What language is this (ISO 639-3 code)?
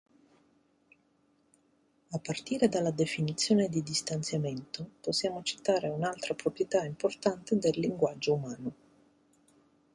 ita